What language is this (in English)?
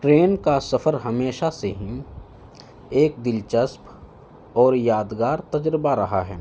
Urdu